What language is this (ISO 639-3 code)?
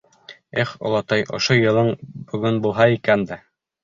bak